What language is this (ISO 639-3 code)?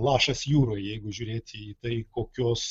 lit